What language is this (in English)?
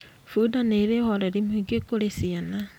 Kikuyu